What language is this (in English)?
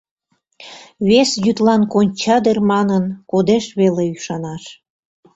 Mari